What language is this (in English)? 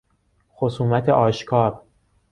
Persian